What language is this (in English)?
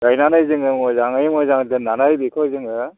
Bodo